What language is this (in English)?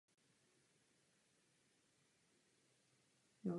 Czech